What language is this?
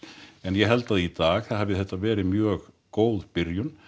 Icelandic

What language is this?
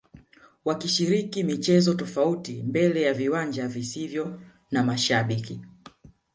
Swahili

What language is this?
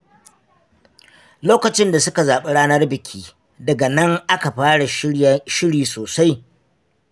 Hausa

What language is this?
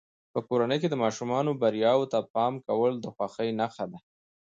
Pashto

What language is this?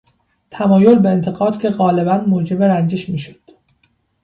Persian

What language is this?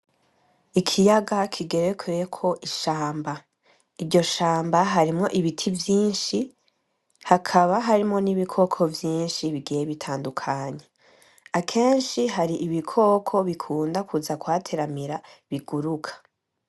Rundi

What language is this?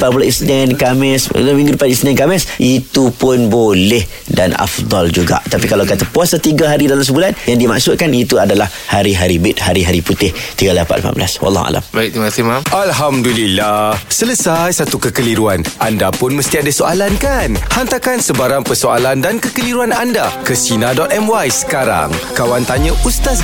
Malay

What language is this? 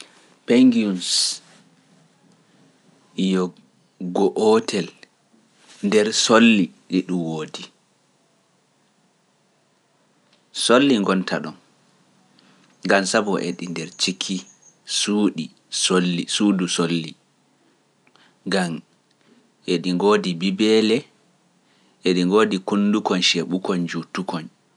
Pular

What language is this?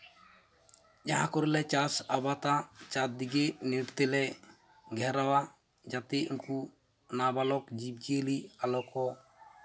Santali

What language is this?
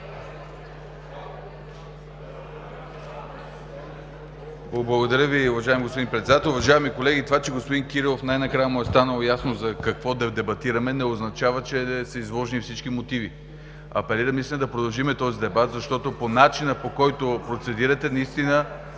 Bulgarian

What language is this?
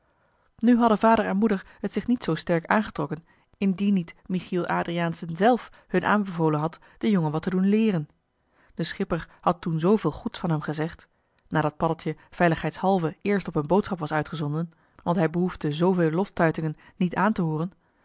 Dutch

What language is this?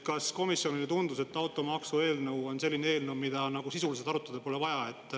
Estonian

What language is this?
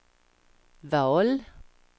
Swedish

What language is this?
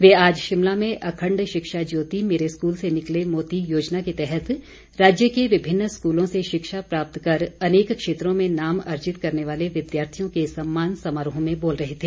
Hindi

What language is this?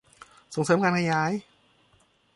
Thai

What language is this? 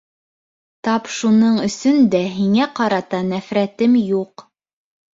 Bashkir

